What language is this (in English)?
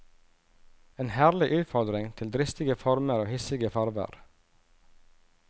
Norwegian